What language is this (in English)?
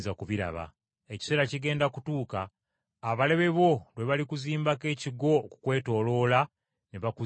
Ganda